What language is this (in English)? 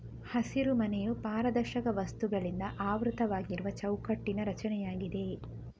Kannada